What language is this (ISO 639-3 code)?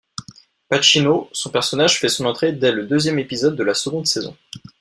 fra